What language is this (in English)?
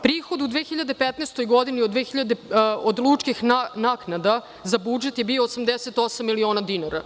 Serbian